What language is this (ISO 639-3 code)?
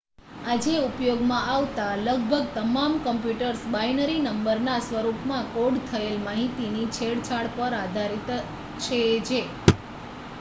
guj